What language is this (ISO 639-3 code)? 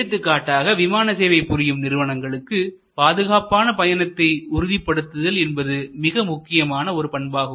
tam